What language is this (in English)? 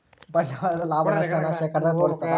Kannada